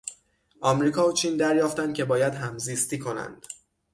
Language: Persian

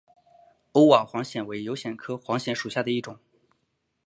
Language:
Chinese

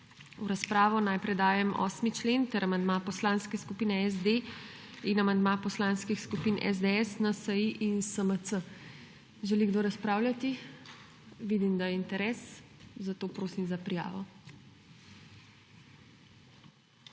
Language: Slovenian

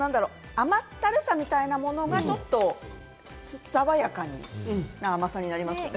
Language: Japanese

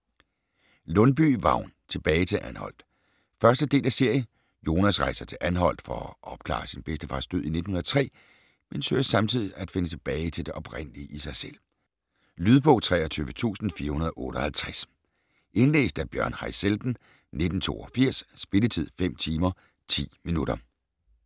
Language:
Danish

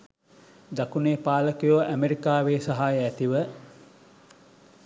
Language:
Sinhala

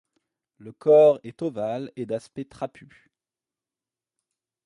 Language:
French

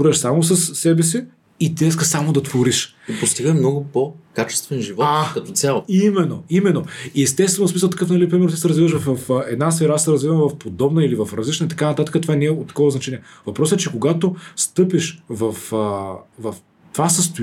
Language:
Bulgarian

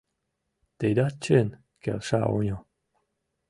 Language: Mari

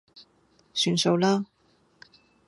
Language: Cantonese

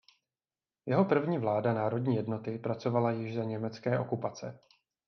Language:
Czech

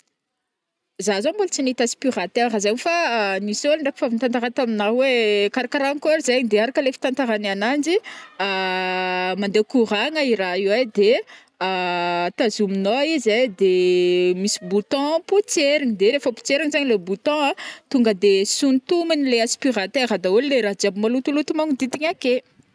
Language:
Northern Betsimisaraka Malagasy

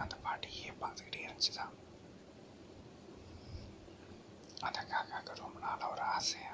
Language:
Tamil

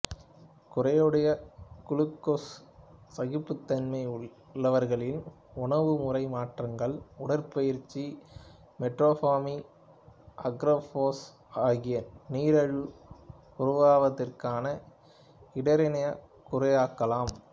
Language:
Tamil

